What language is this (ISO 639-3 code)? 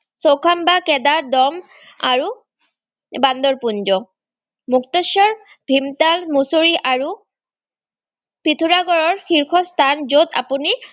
asm